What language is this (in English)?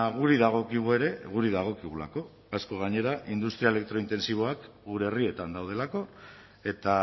Basque